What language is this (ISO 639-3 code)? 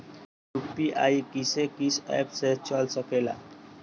bho